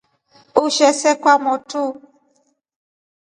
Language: Rombo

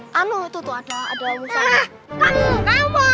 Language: Indonesian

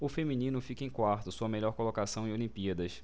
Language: Portuguese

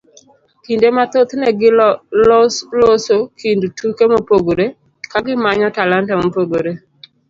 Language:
Luo (Kenya and Tanzania)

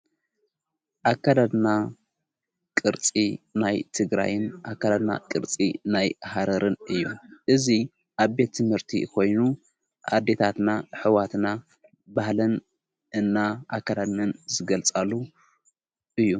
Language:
Tigrinya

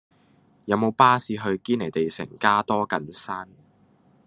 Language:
Cantonese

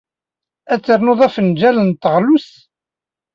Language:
Kabyle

